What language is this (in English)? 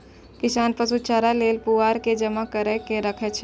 Maithili